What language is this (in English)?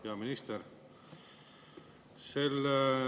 Estonian